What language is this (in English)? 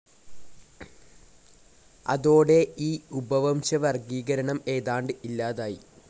Malayalam